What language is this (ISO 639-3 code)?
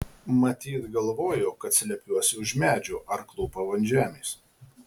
lit